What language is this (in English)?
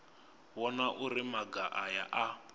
Venda